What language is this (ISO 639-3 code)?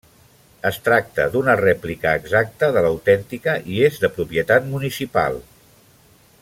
cat